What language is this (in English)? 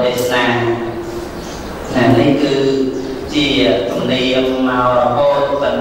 Vietnamese